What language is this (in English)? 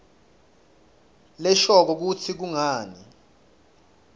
Swati